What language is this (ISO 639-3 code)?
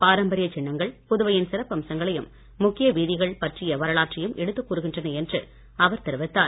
tam